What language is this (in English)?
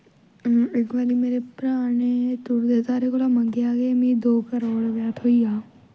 Dogri